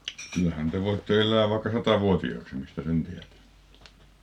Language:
Finnish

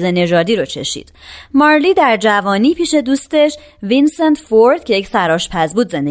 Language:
Persian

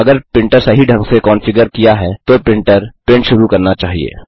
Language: Hindi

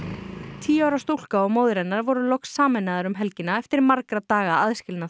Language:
Icelandic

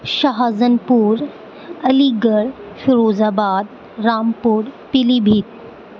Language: Urdu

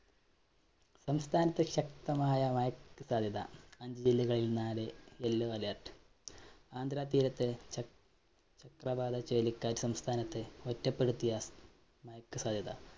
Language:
Malayalam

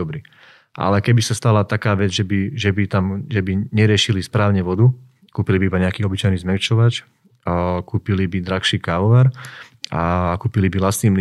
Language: Slovak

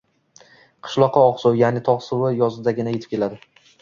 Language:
Uzbek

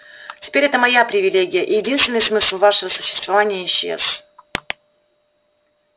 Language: Russian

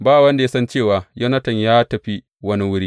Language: Hausa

